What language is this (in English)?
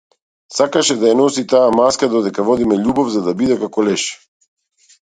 Macedonian